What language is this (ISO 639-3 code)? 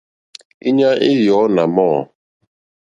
bri